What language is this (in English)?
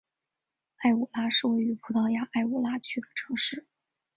Chinese